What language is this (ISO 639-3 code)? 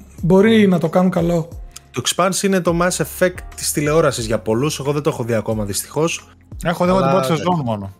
ell